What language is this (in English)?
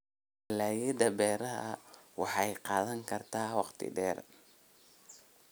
Somali